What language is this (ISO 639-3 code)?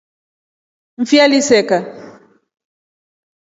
rof